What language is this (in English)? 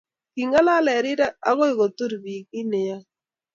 Kalenjin